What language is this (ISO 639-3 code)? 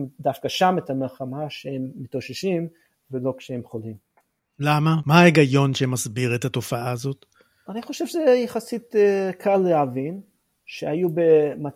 heb